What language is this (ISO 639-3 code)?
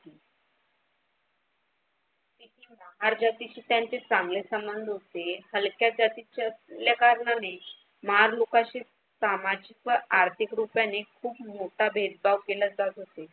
mar